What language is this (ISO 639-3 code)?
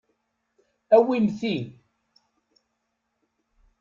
kab